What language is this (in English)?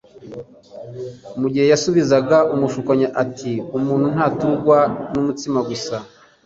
Kinyarwanda